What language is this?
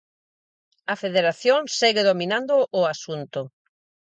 Galician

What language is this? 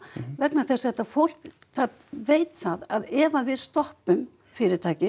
Icelandic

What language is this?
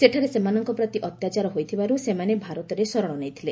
Odia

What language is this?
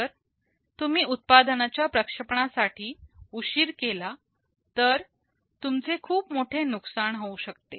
Marathi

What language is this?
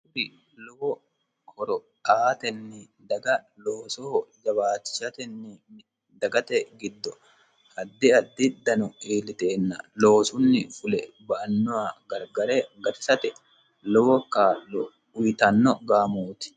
Sidamo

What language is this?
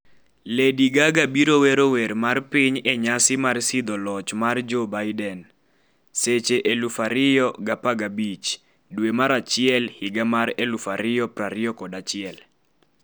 Luo (Kenya and Tanzania)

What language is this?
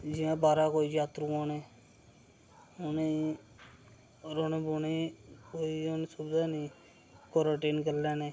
Dogri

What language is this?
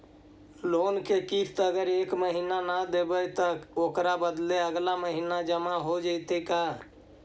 Magahi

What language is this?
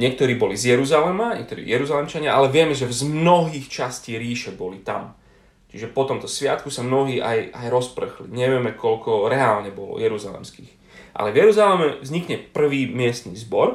Slovak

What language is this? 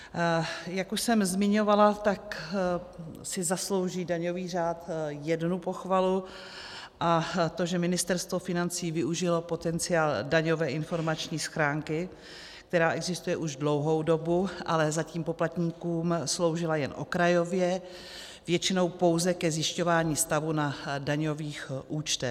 Czech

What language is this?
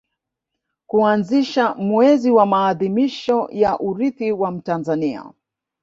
Swahili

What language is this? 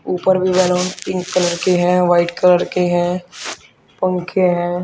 Hindi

